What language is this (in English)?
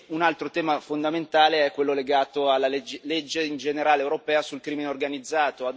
Italian